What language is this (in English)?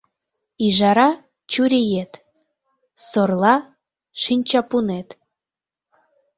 Mari